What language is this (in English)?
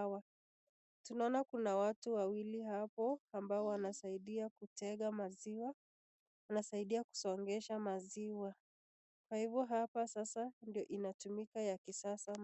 Swahili